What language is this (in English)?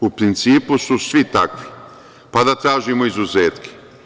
Serbian